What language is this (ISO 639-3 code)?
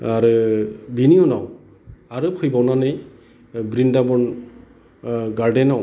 brx